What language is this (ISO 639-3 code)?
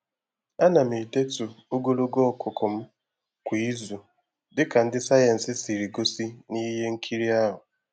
ibo